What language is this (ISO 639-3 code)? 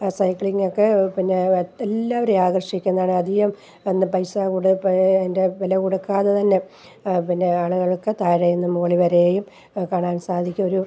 mal